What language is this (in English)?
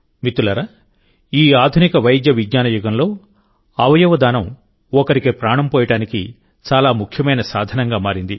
Telugu